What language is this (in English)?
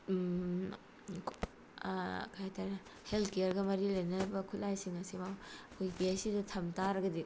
Manipuri